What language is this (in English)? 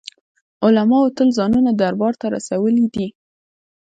Pashto